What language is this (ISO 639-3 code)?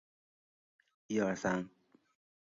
zho